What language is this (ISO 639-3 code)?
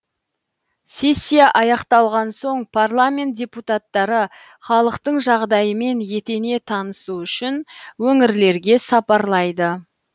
kaz